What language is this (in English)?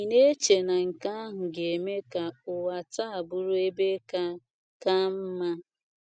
Igbo